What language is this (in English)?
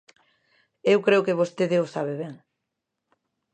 Galician